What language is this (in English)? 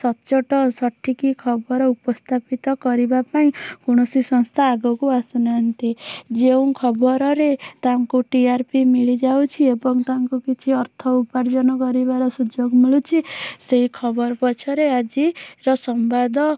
Odia